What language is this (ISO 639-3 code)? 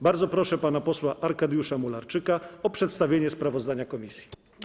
pol